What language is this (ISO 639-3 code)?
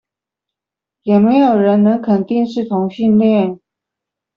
zho